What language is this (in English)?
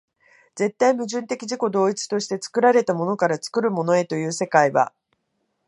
Japanese